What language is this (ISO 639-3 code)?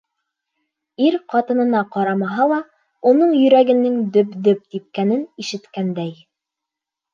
bak